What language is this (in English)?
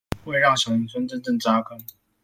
Chinese